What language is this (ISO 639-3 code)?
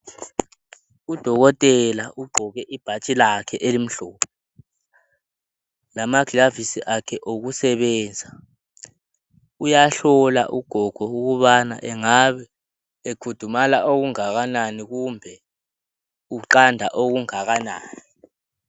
nde